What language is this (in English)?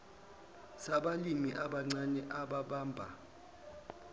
Zulu